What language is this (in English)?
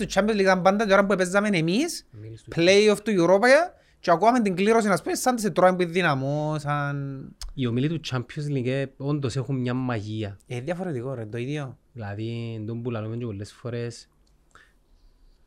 Greek